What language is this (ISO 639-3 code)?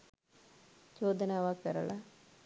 sin